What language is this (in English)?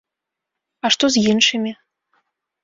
Belarusian